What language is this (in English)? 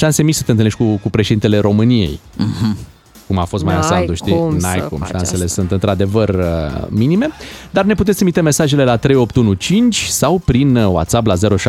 Romanian